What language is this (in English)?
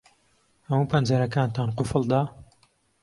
Central Kurdish